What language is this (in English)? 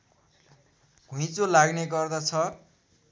Nepali